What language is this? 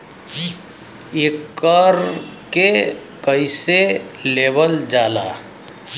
Bhojpuri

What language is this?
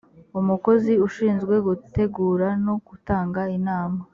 Kinyarwanda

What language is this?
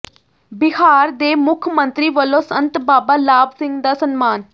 Punjabi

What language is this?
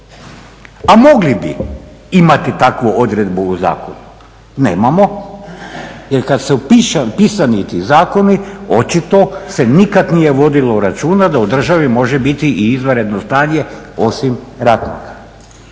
Croatian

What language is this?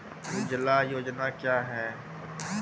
Maithili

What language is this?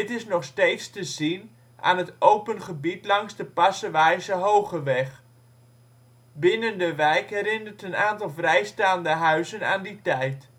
Dutch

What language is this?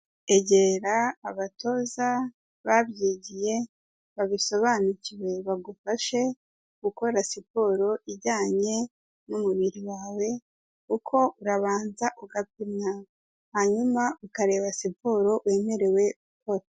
Kinyarwanda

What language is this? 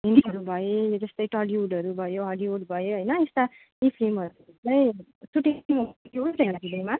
Nepali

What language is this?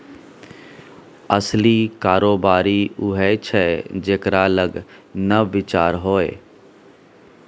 Maithili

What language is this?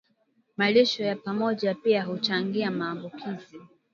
Swahili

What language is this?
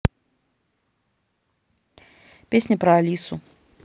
Russian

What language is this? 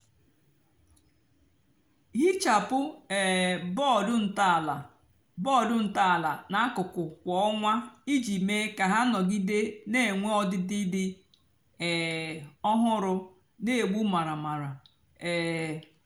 Igbo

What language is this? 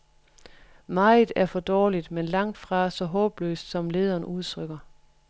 Danish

